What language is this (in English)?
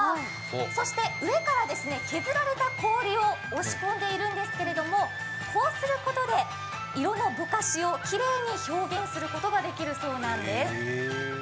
Japanese